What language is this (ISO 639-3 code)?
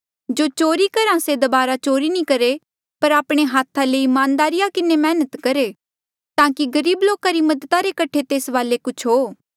mjl